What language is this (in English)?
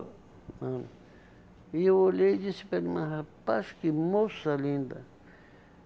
Portuguese